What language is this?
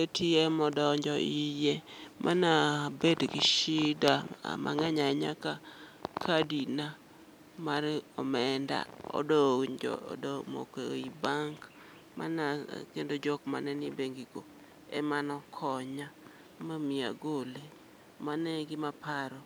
Luo (Kenya and Tanzania)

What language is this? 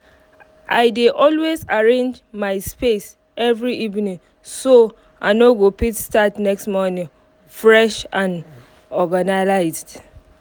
Nigerian Pidgin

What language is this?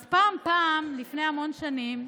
Hebrew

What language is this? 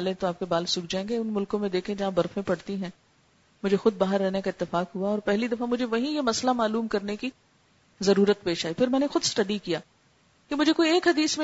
Urdu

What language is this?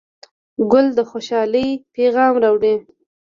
Pashto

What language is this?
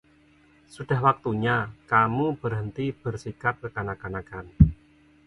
Indonesian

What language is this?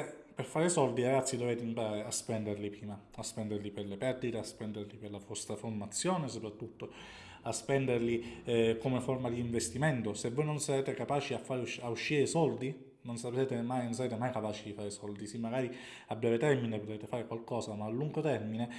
Italian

